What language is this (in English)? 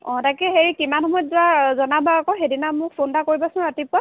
Assamese